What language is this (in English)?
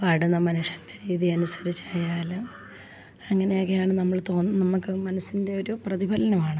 Malayalam